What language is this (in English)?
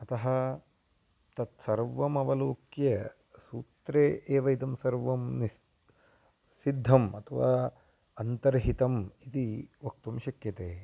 Sanskrit